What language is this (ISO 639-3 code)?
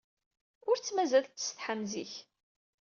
kab